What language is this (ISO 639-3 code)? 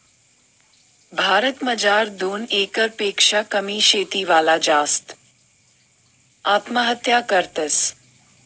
mar